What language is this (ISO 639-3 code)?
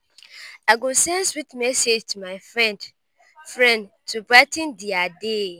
pcm